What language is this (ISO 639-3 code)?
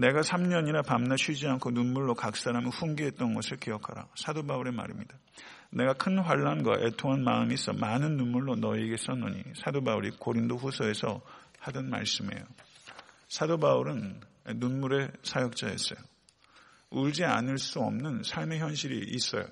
kor